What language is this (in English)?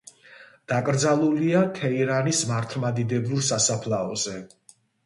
Georgian